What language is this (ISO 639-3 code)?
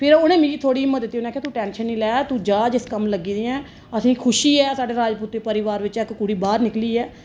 doi